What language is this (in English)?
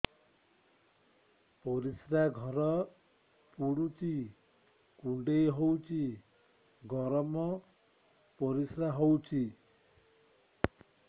Odia